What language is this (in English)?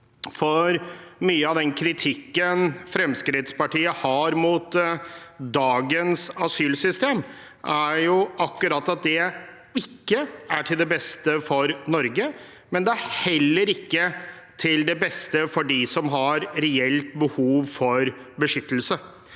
Norwegian